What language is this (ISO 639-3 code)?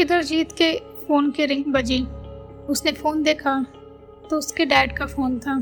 hin